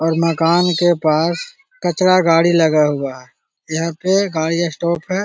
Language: Magahi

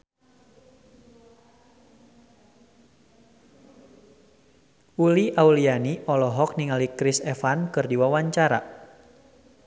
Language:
Sundanese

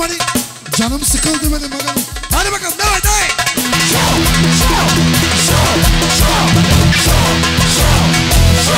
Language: Turkish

